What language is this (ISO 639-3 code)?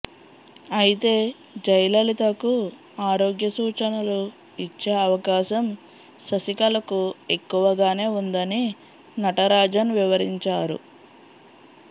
tel